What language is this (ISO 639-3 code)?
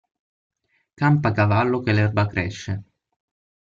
ita